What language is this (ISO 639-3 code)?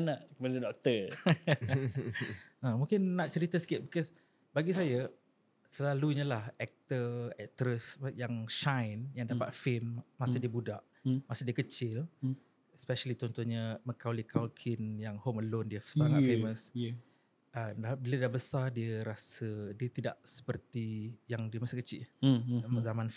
msa